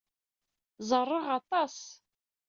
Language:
Kabyle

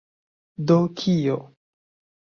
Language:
Esperanto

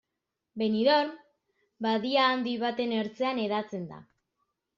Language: Basque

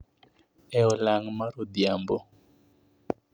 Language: Luo (Kenya and Tanzania)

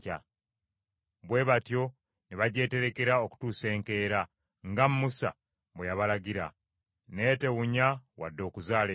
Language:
Ganda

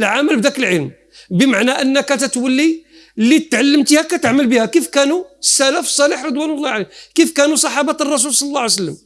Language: Arabic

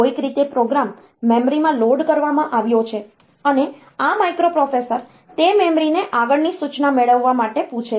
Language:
Gujarati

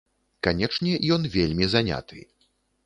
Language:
Belarusian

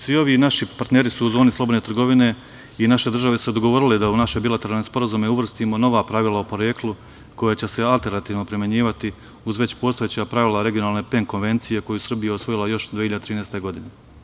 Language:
Serbian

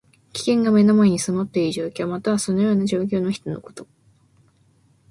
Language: Japanese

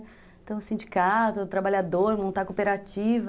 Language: Portuguese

